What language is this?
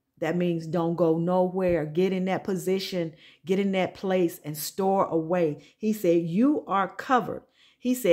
English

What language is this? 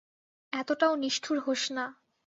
Bangla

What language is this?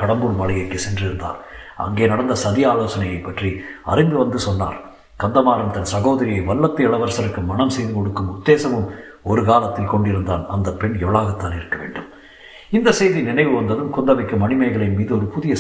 Tamil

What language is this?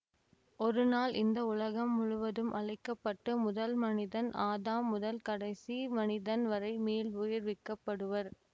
Tamil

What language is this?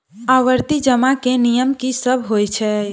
Maithili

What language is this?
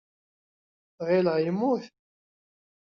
Kabyle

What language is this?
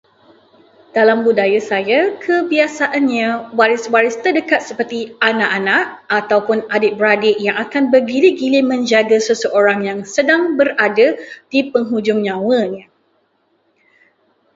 Malay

